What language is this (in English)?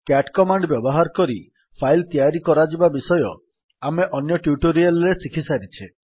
Odia